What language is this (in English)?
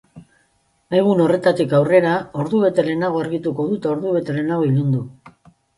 Basque